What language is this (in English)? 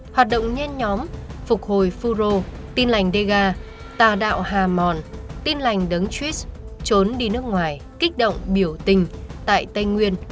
Vietnamese